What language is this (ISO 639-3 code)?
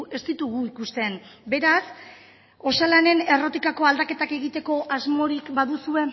eus